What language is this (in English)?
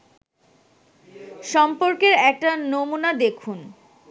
Bangla